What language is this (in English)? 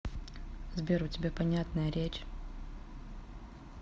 Russian